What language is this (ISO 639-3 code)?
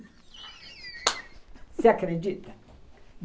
por